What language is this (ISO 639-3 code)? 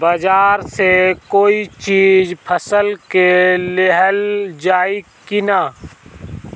bho